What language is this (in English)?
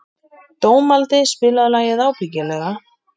Icelandic